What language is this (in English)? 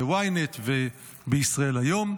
Hebrew